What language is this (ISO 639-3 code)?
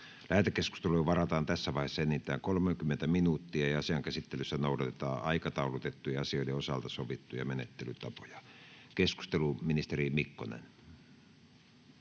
fin